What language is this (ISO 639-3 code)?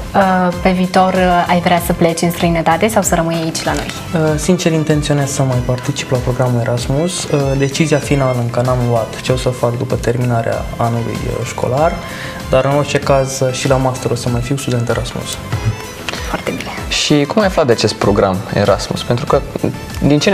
ron